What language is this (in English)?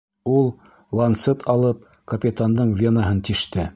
Bashkir